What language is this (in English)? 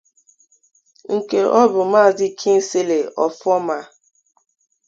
Igbo